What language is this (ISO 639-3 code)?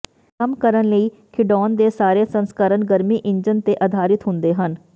pan